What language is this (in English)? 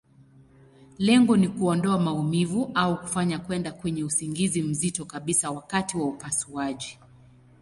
Swahili